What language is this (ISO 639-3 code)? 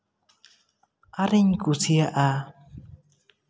sat